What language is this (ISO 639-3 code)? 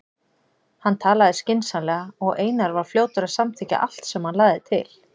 isl